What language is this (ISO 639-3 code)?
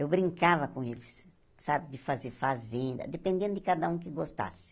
por